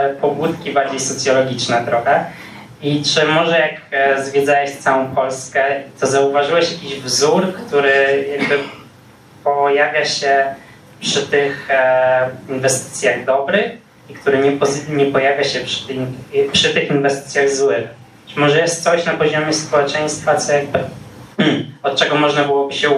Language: Polish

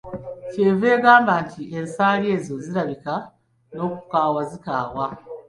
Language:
Ganda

